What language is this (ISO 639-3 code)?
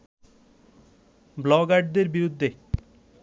ben